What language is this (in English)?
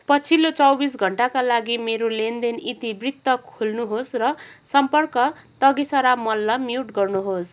Nepali